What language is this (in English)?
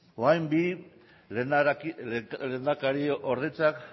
Basque